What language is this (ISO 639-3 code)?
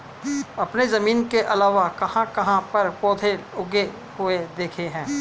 hin